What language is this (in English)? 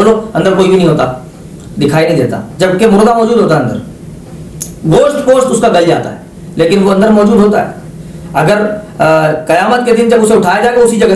Urdu